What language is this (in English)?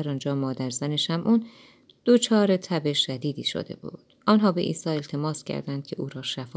Persian